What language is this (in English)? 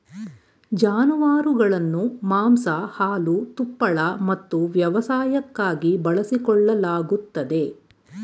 Kannada